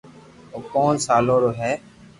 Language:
Loarki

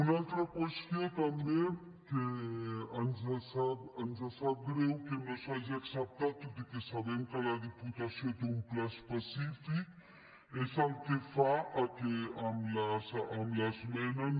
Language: Catalan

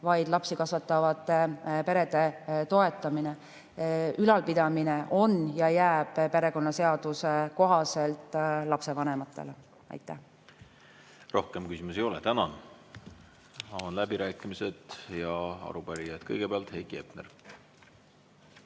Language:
Estonian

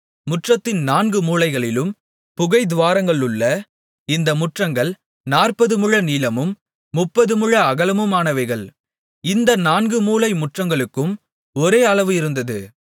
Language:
Tamil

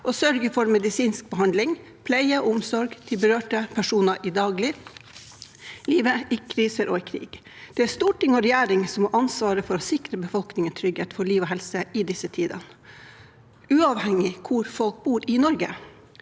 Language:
Norwegian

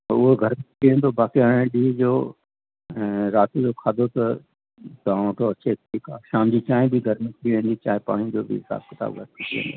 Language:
Sindhi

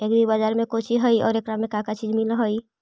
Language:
Magahi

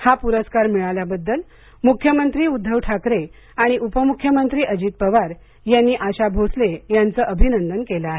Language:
Marathi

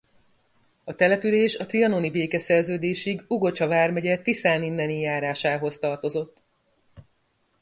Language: Hungarian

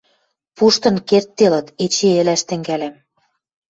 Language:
Western Mari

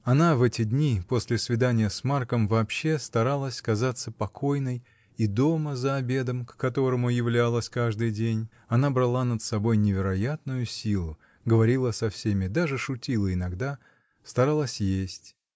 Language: Russian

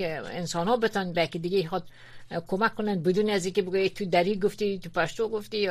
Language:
Persian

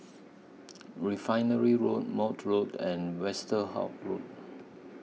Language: English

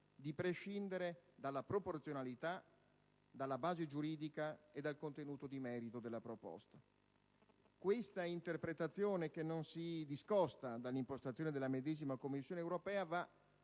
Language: Italian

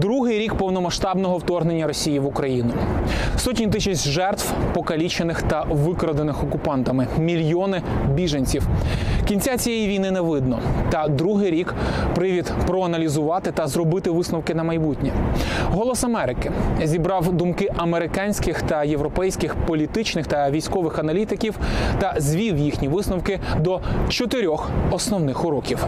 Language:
Ukrainian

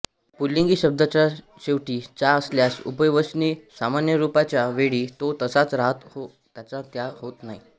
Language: Marathi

